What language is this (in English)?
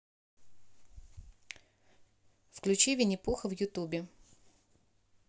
Russian